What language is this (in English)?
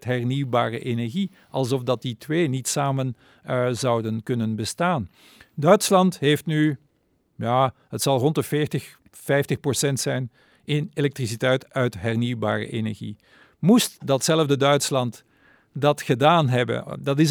Dutch